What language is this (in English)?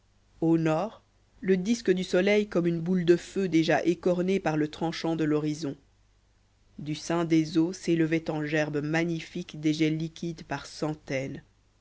French